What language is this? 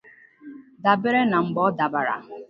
Igbo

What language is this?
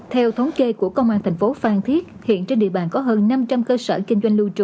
Vietnamese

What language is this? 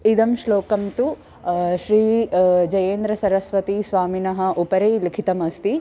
Sanskrit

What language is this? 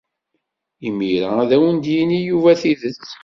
Kabyle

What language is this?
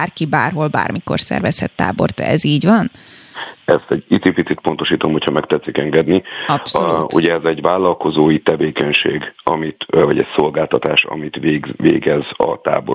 Hungarian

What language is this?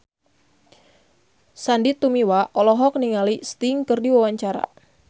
Sundanese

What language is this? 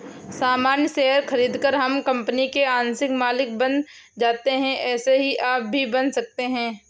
Hindi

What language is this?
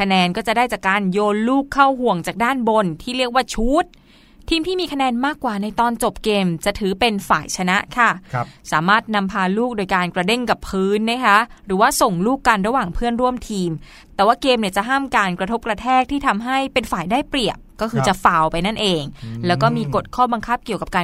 Thai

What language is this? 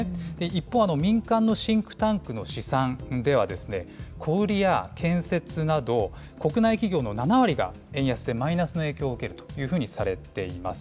Japanese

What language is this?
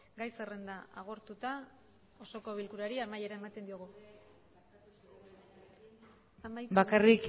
Basque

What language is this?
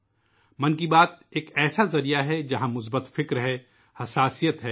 Urdu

